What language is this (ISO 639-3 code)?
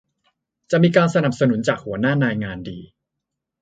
tha